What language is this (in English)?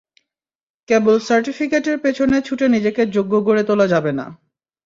Bangla